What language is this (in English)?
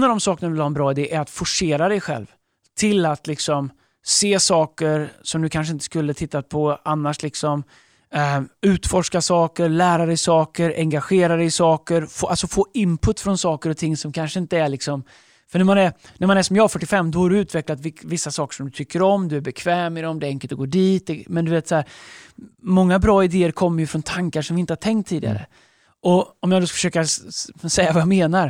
Swedish